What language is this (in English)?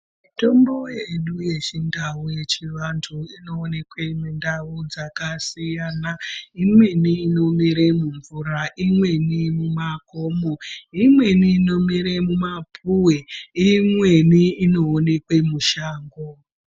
Ndau